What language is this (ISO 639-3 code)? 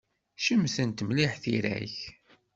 kab